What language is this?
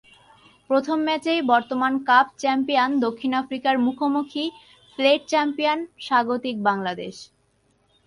Bangla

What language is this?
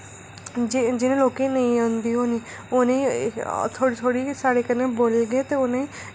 Dogri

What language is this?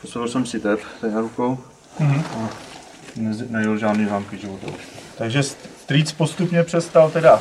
Czech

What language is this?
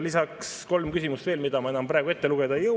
Estonian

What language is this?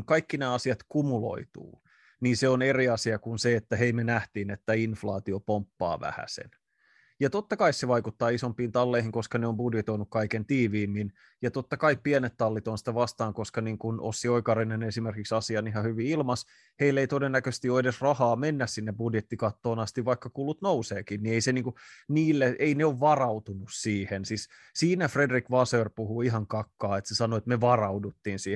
Finnish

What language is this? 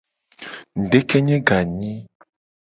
Gen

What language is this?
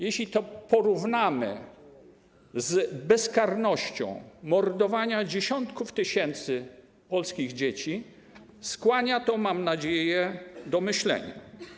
Polish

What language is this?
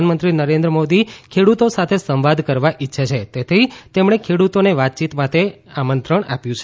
Gujarati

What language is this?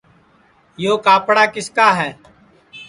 Sansi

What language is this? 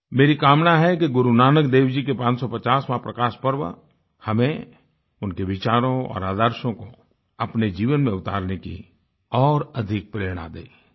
Hindi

